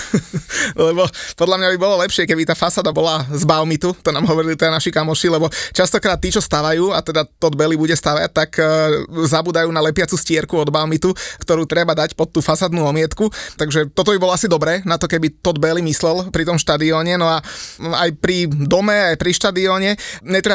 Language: Slovak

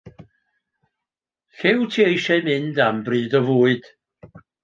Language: Welsh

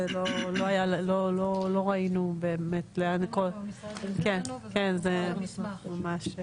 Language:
Hebrew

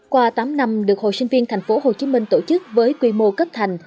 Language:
Vietnamese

